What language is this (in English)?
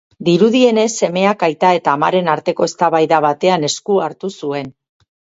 Basque